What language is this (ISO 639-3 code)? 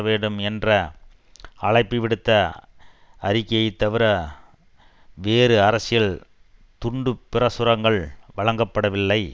tam